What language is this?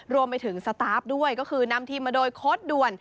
Thai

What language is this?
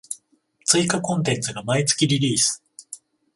Japanese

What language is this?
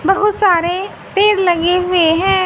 Hindi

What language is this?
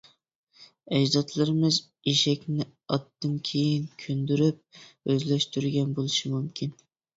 Uyghur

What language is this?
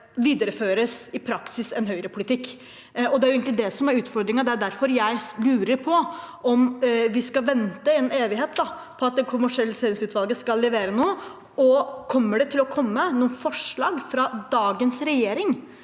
Norwegian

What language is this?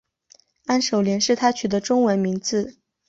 Chinese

